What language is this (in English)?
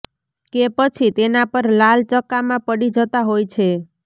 Gujarati